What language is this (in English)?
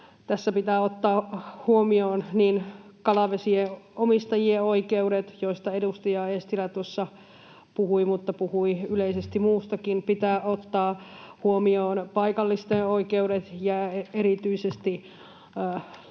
Finnish